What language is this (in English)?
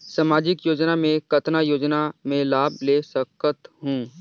Chhattisgarhi